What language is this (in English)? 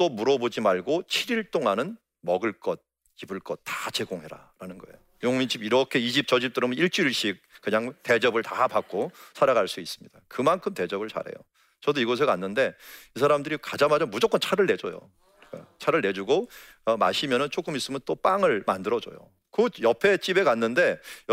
Korean